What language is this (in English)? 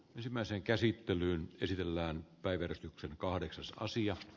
Finnish